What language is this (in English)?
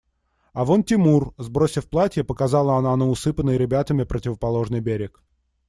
Russian